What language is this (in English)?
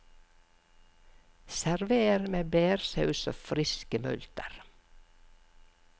Norwegian